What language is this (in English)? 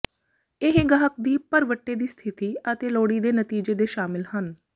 Punjabi